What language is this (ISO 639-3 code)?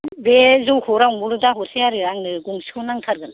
brx